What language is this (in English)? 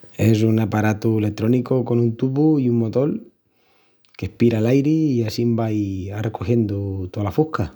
Extremaduran